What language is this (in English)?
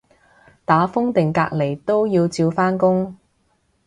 Cantonese